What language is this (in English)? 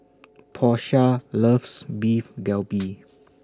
English